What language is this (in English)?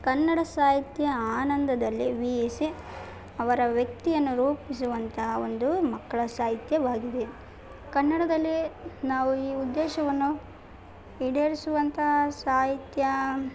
Kannada